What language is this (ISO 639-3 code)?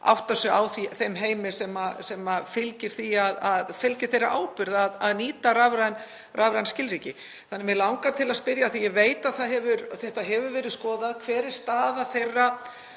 isl